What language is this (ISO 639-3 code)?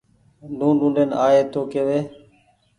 gig